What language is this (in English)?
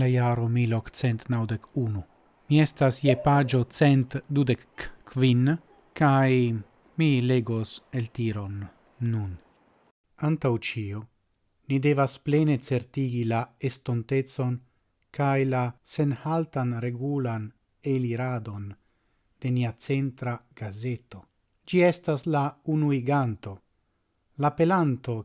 Italian